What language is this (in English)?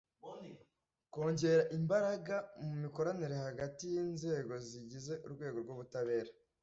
Kinyarwanda